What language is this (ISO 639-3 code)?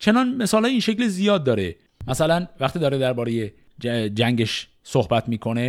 fas